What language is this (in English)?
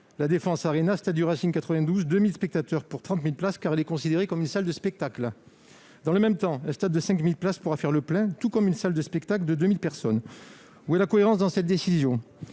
French